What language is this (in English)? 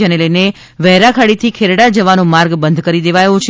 Gujarati